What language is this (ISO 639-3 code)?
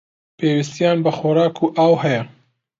ckb